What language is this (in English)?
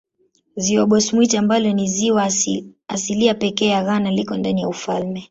Swahili